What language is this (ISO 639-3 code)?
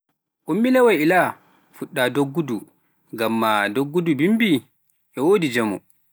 fuf